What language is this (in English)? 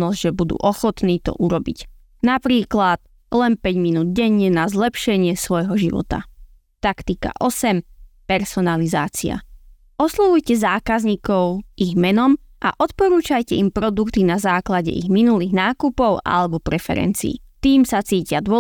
Slovak